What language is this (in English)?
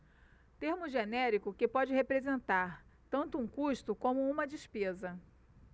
Portuguese